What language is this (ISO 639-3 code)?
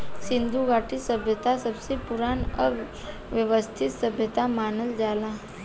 bho